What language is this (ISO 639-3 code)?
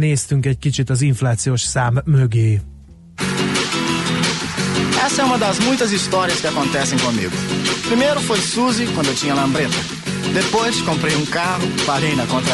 hun